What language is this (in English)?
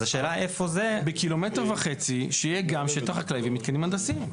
Hebrew